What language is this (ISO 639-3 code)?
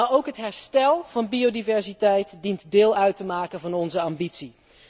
nld